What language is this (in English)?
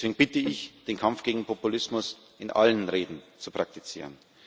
German